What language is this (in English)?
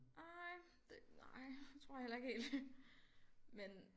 Danish